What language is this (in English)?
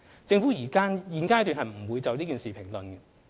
Cantonese